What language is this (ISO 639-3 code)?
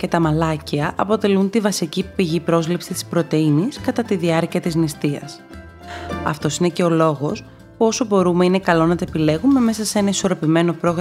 ell